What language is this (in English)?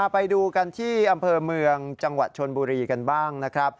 Thai